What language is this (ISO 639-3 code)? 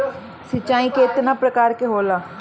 bho